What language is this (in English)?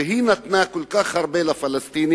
Hebrew